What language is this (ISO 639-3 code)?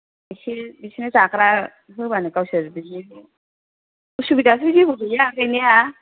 brx